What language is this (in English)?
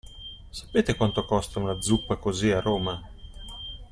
Italian